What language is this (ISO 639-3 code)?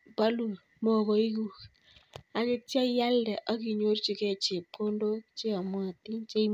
kln